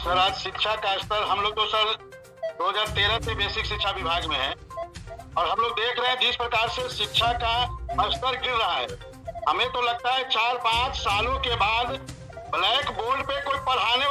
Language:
Hindi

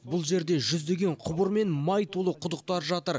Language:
Kazakh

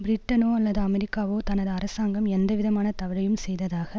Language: Tamil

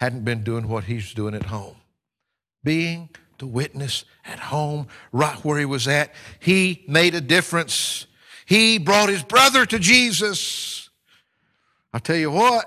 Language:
English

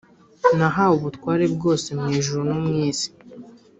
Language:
Kinyarwanda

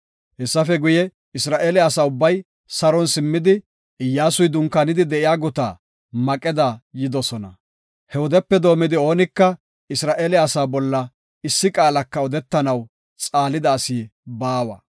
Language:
Gofa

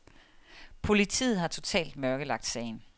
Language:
Danish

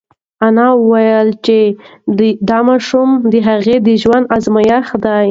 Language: Pashto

